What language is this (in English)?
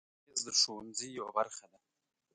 Pashto